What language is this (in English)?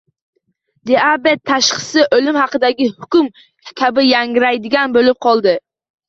Uzbek